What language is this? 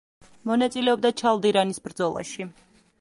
Georgian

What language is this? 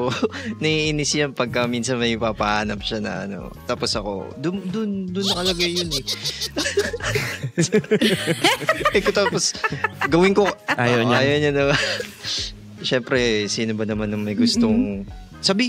Filipino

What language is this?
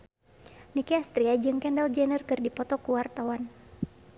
Sundanese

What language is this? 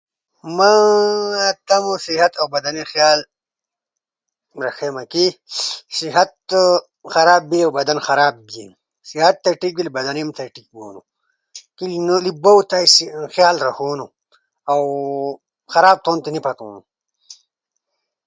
Ushojo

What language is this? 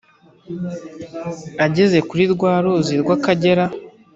Kinyarwanda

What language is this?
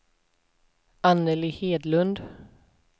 Swedish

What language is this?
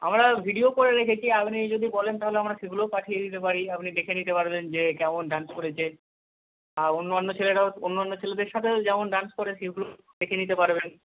Bangla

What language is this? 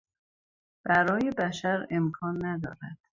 Persian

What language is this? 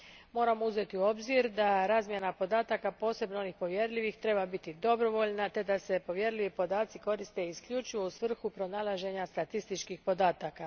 Croatian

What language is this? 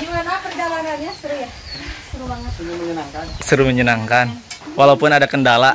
Indonesian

